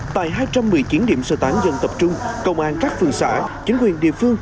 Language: Vietnamese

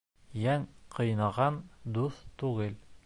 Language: Bashkir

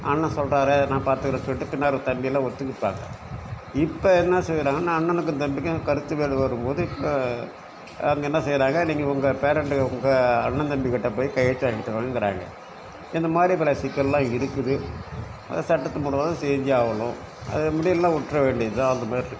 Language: Tamil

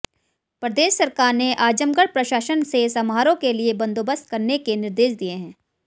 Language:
Hindi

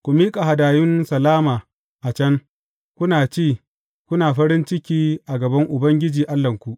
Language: Hausa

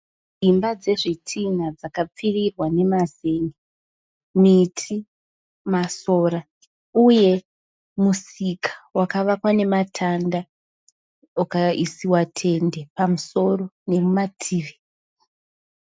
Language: Shona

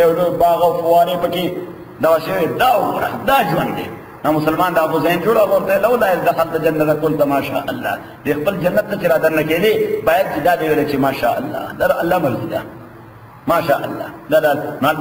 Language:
Arabic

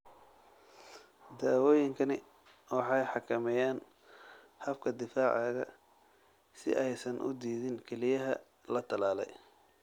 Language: Somali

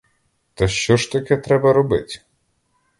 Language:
Ukrainian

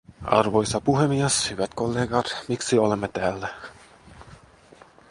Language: Finnish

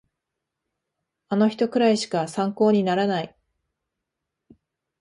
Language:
Japanese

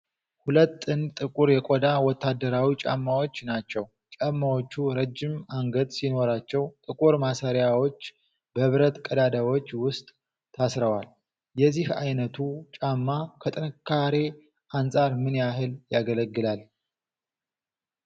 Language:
Amharic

